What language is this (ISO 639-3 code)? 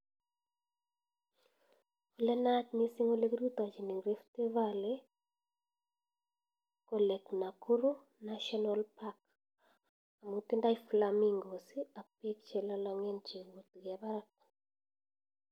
kln